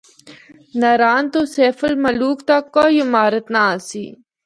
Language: Northern Hindko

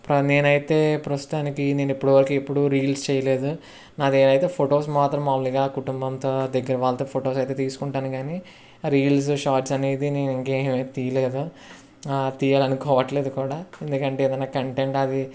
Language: Telugu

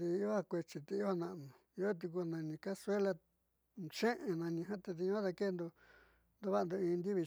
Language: Southeastern Nochixtlán Mixtec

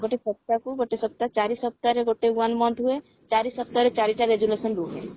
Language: Odia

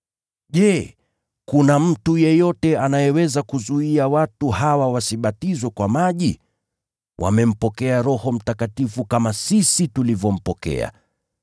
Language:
Swahili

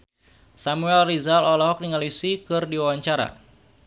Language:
Sundanese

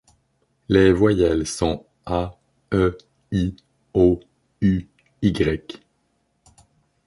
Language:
French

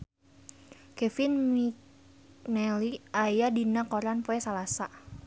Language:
Sundanese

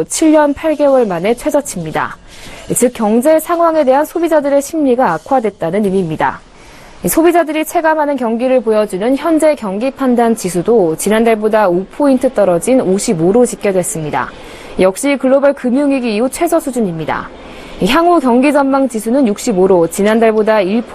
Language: Korean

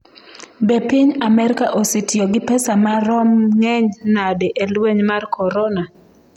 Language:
Luo (Kenya and Tanzania)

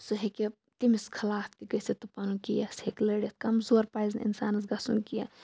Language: Kashmiri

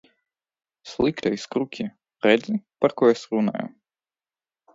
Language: Latvian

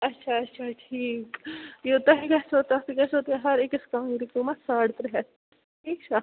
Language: Kashmiri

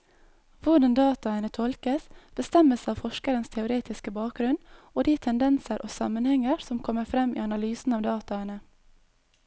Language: Norwegian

